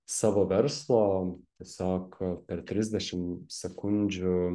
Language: Lithuanian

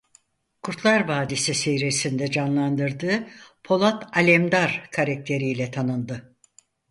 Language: Turkish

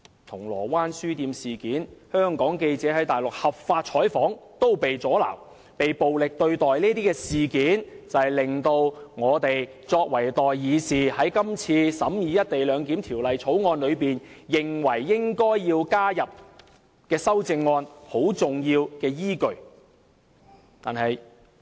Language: Cantonese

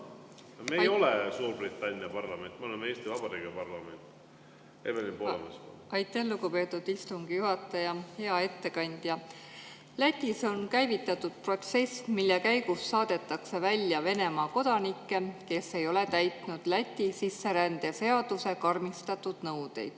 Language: Estonian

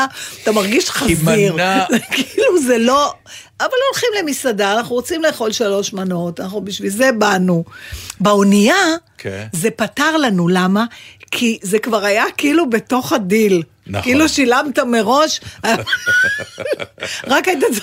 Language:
Hebrew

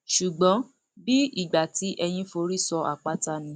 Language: Yoruba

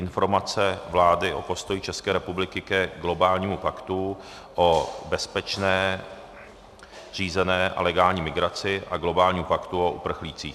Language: Czech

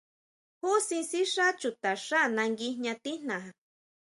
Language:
Huautla Mazatec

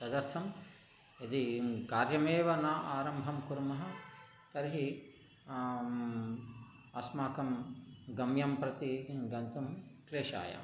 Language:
Sanskrit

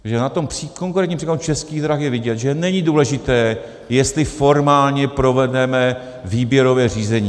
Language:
Czech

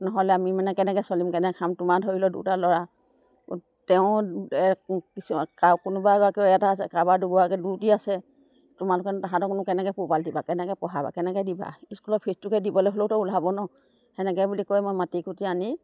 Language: Assamese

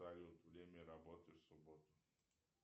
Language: Russian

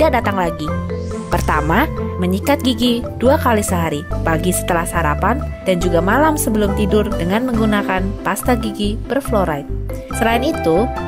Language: Indonesian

